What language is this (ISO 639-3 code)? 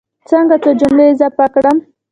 pus